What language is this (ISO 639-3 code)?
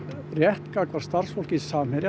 isl